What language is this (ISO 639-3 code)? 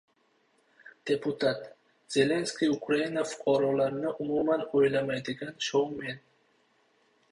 uzb